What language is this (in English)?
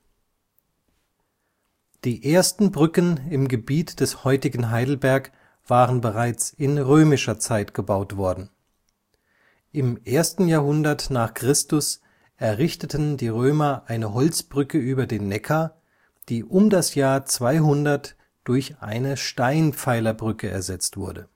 German